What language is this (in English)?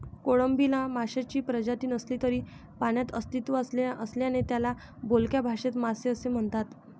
Marathi